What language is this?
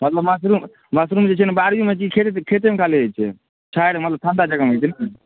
Maithili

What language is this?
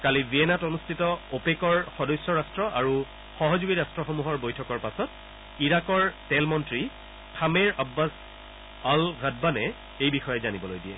Assamese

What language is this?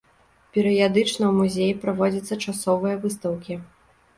Belarusian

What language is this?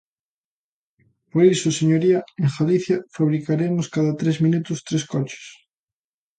Galician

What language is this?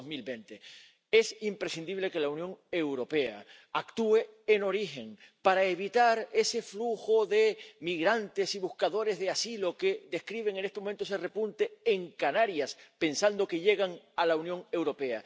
Spanish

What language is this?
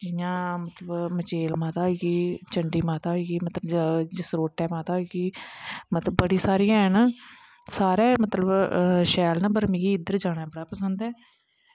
Dogri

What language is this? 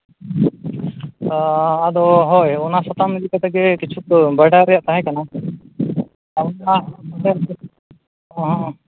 Santali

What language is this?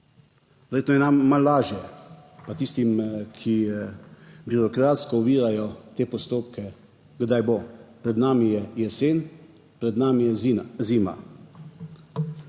Slovenian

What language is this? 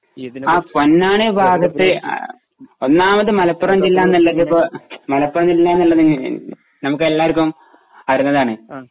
Malayalam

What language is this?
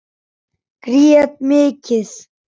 Icelandic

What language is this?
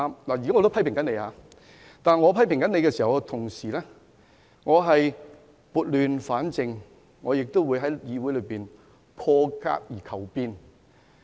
Cantonese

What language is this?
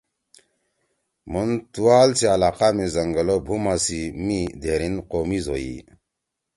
Torwali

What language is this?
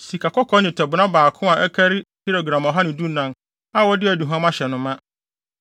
Akan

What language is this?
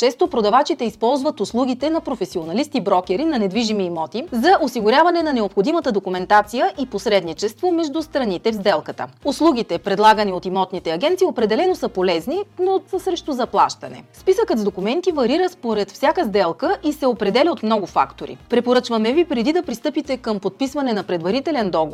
Bulgarian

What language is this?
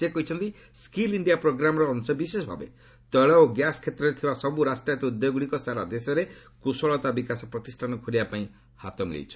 Odia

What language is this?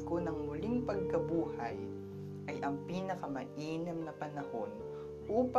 Filipino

